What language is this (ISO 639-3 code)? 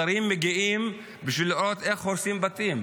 heb